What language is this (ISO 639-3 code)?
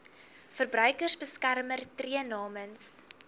afr